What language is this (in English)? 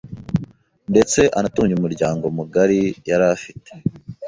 Kinyarwanda